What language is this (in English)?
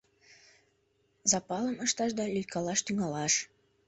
Mari